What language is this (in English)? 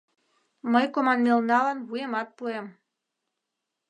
Mari